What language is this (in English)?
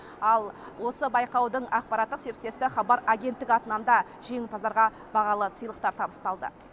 Kazakh